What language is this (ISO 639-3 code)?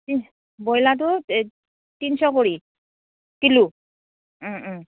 asm